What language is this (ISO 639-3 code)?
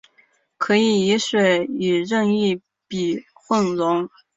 zho